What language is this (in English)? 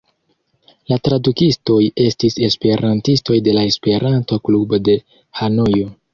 Esperanto